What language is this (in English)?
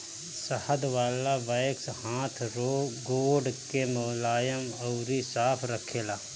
Bhojpuri